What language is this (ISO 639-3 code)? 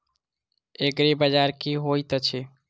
mai